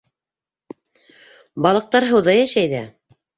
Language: Bashkir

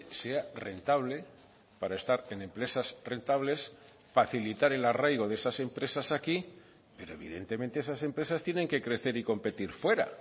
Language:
Spanish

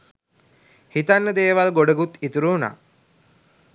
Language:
Sinhala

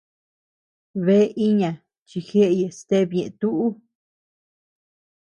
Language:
Tepeuxila Cuicatec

